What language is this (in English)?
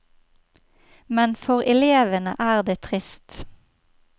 Norwegian